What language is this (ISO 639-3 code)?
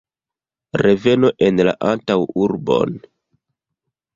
epo